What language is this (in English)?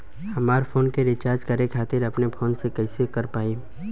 Bhojpuri